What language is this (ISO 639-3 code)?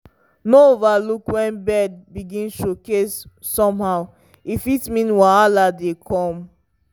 pcm